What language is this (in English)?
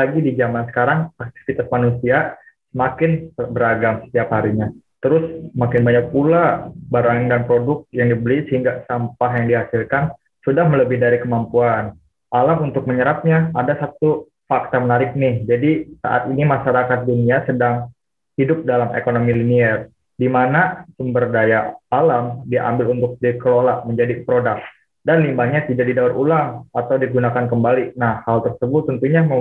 Indonesian